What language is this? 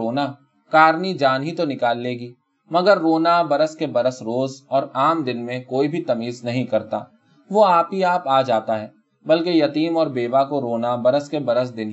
Urdu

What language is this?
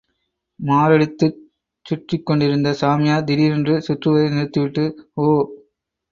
Tamil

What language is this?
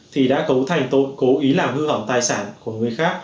Vietnamese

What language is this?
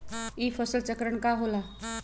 Magahi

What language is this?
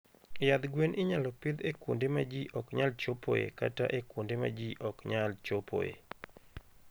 Luo (Kenya and Tanzania)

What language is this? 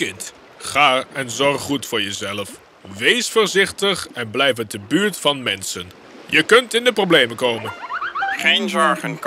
Dutch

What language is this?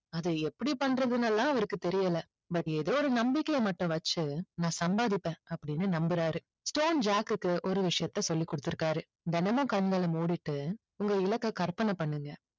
Tamil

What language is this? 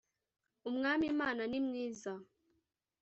Kinyarwanda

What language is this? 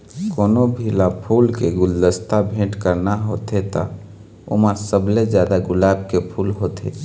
Chhattisgarhi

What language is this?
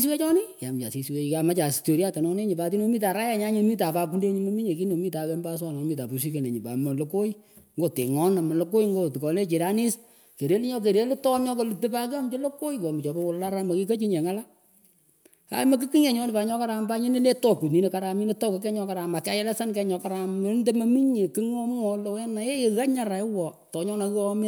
Pökoot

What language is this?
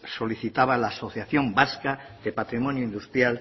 Spanish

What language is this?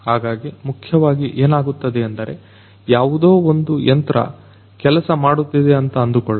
Kannada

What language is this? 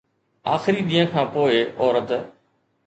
Sindhi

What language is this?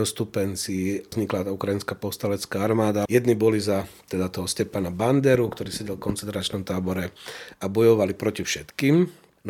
Slovak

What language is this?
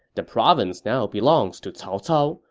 English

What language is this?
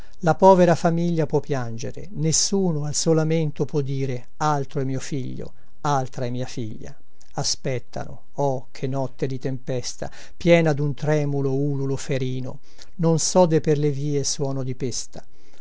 Italian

